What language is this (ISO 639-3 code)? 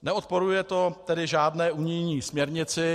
ces